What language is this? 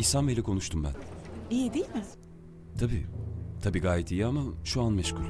Turkish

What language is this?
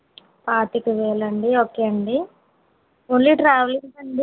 Telugu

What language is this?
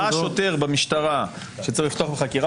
Hebrew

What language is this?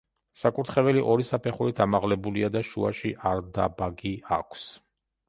Georgian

